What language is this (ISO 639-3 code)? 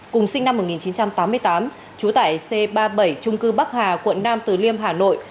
vie